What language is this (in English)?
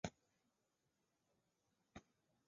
Chinese